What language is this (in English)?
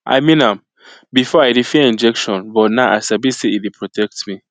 Nigerian Pidgin